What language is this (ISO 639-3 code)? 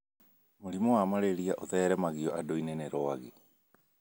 kik